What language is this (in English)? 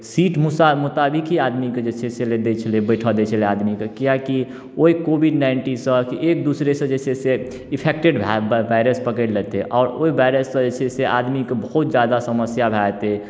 Maithili